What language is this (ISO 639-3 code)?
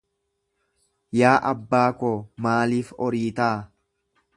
orm